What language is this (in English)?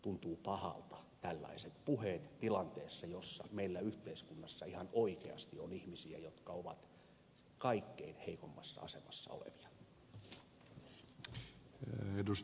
Finnish